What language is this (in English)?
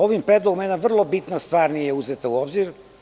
Serbian